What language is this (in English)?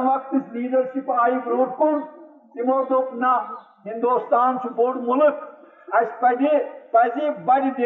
Urdu